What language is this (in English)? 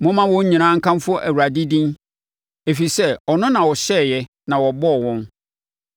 Akan